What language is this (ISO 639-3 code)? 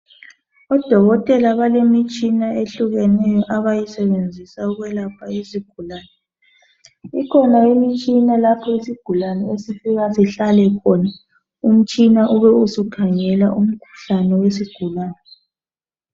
nde